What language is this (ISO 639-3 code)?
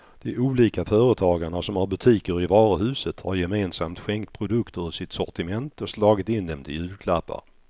swe